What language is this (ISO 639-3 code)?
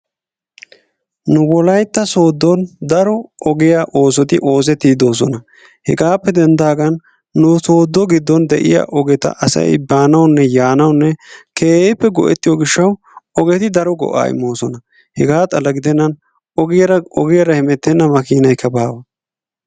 wal